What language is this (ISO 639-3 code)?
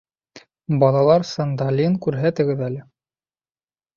bak